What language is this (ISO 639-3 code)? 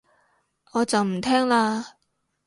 yue